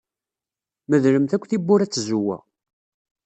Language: Kabyle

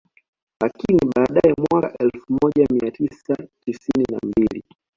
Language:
Swahili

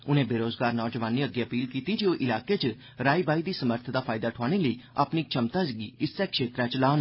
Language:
Dogri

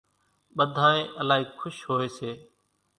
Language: Kachi Koli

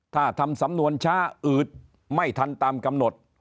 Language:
Thai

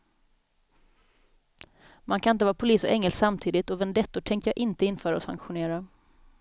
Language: Swedish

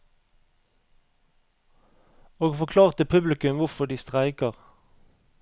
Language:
Norwegian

